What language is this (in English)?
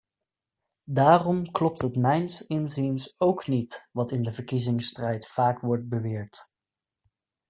Dutch